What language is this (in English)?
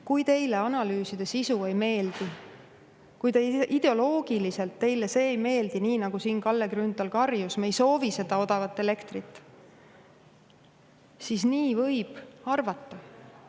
Estonian